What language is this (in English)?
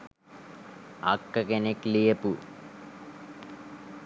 Sinhala